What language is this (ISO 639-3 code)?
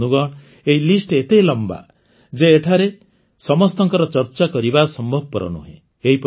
ori